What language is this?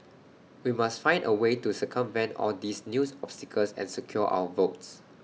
English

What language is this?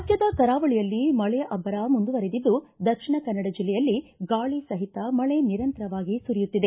Kannada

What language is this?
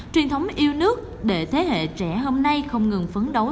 Vietnamese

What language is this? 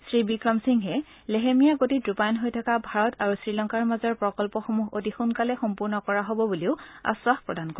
Assamese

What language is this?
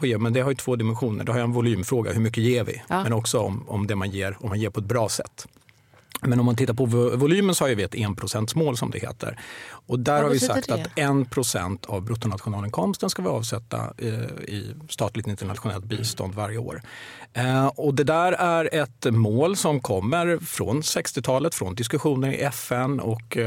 Swedish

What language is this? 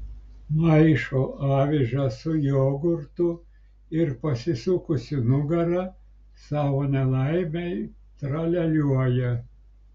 Lithuanian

